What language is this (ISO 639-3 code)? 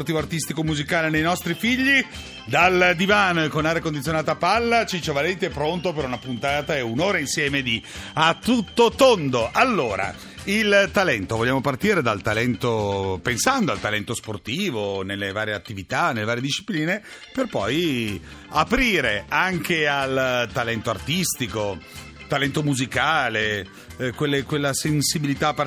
ita